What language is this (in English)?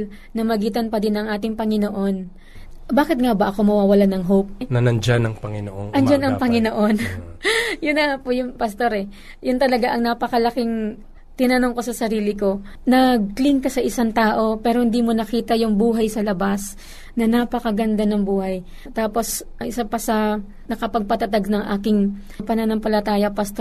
Filipino